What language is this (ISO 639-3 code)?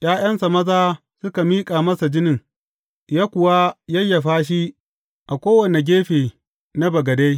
hau